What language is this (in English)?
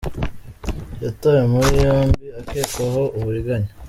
Kinyarwanda